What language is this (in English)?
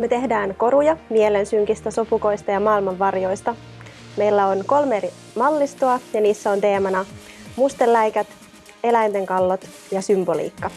Finnish